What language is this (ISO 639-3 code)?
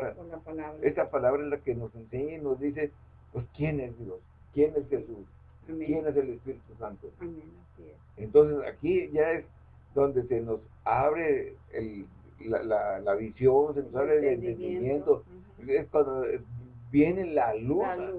spa